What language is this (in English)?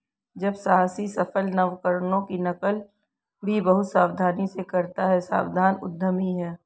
Hindi